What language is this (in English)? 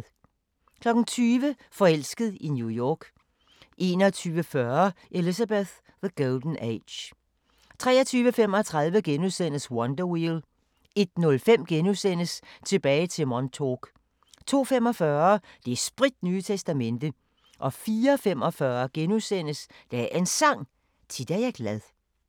Danish